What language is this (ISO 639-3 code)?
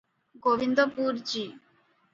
ori